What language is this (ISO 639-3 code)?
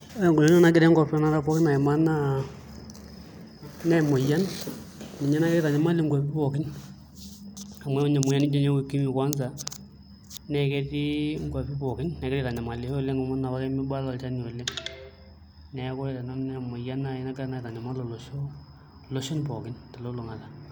mas